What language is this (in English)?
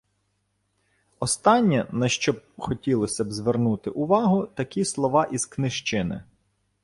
Ukrainian